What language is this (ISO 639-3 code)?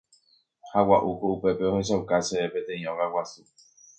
grn